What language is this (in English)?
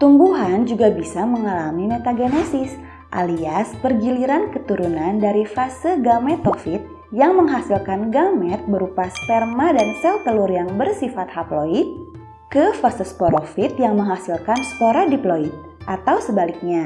Indonesian